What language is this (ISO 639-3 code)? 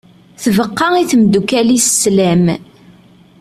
kab